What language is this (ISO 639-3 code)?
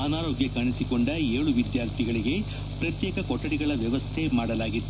kan